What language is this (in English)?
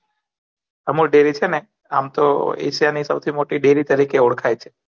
Gujarati